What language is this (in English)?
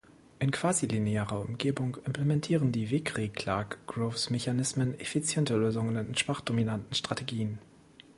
German